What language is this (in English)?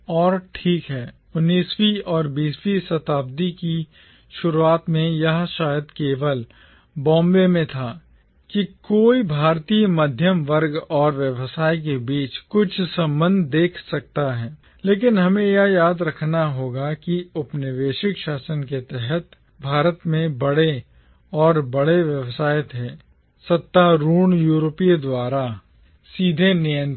Hindi